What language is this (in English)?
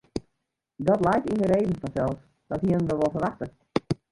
Western Frisian